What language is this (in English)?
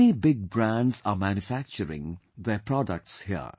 English